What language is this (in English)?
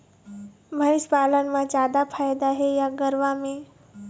Chhattisgarhi